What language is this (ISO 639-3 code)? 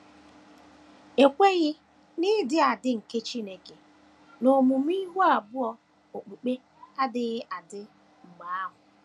ibo